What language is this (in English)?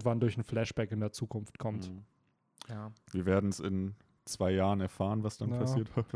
German